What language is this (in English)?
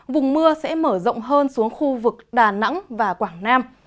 Vietnamese